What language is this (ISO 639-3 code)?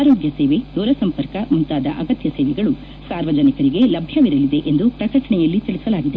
kan